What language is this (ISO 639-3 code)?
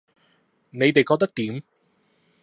yue